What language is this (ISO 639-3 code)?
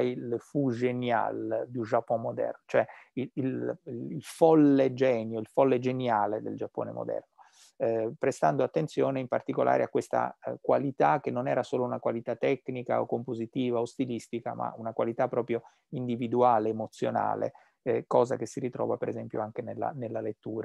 ita